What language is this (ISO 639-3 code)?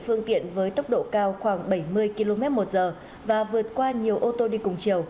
vie